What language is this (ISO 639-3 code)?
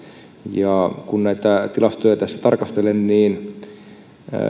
fin